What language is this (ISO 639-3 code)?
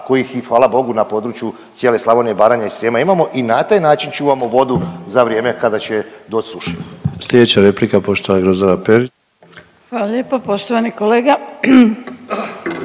hrv